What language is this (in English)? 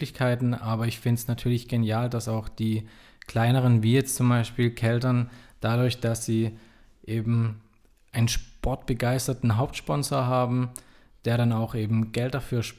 German